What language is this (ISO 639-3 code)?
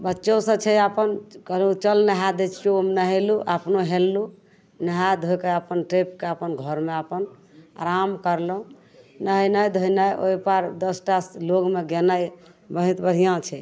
mai